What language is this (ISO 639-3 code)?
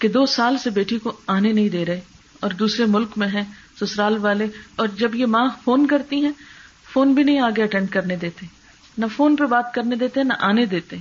urd